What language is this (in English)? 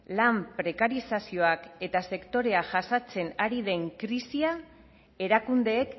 Basque